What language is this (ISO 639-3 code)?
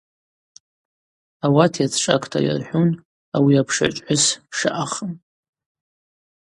abq